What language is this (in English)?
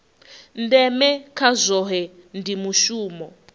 Venda